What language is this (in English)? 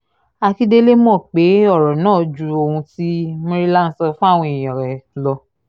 Yoruba